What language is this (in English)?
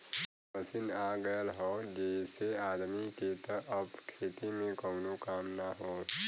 Bhojpuri